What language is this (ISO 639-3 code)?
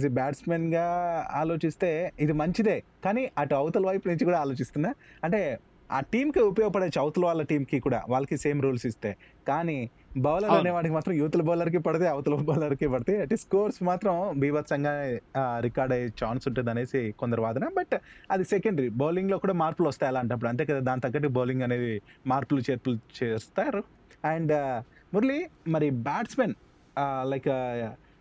tel